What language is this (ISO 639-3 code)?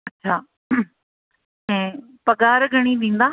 snd